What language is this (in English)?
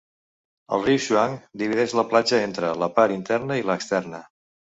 Catalan